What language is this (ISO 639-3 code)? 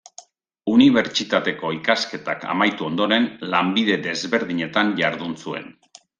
eus